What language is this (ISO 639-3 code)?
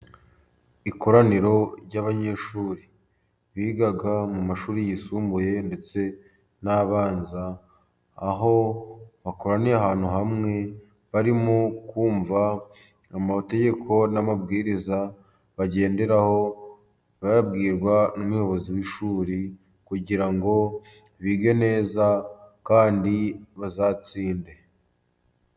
kin